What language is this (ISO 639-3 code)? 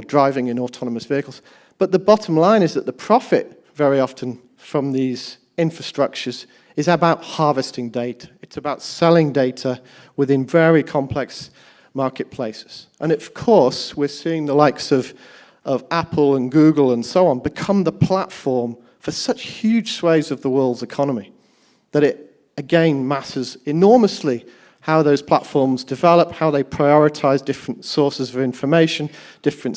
eng